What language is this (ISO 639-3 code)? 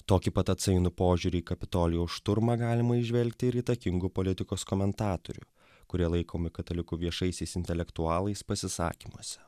lit